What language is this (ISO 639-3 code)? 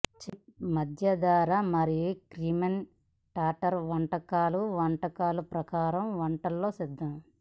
tel